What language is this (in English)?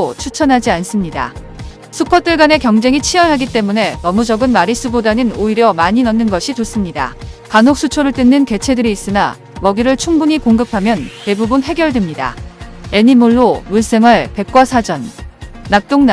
Korean